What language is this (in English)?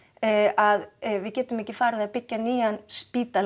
Icelandic